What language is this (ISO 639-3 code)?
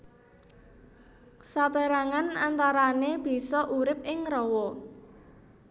jav